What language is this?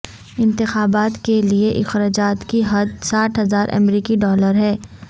Urdu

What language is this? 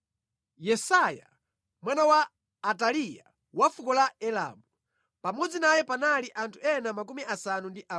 Nyanja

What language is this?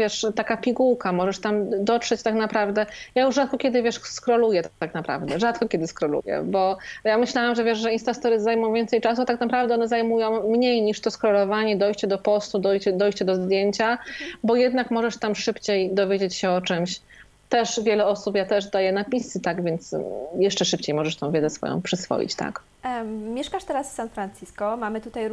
Polish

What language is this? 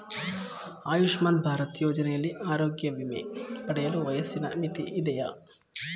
Kannada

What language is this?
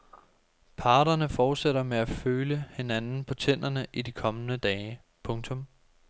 Danish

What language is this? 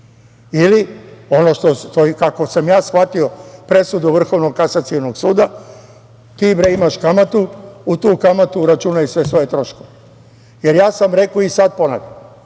Serbian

